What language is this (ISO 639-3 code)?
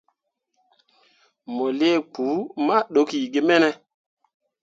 mua